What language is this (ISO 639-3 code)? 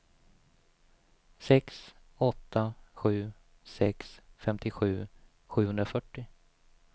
swe